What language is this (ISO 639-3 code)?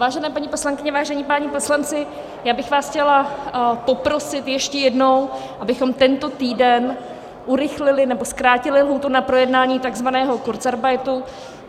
ces